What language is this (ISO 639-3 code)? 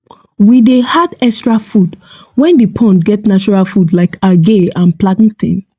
pcm